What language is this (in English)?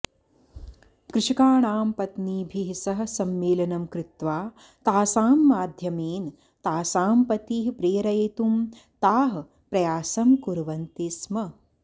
Sanskrit